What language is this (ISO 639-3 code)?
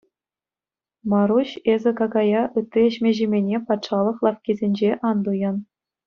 chv